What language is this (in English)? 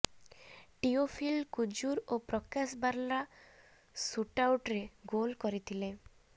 Odia